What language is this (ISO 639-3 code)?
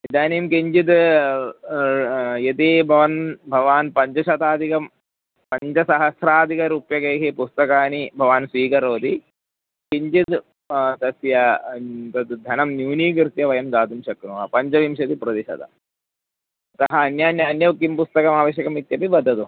san